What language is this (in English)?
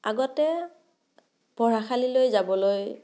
Assamese